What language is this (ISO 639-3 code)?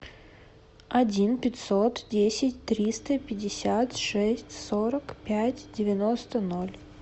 rus